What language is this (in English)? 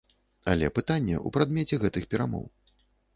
Belarusian